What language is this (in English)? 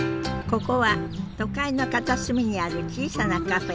Japanese